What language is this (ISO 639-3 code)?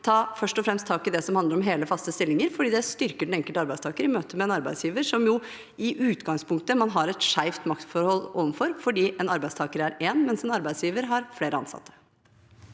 nor